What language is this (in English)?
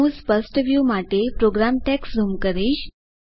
Gujarati